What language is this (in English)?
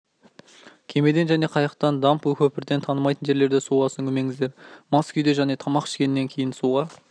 Kazakh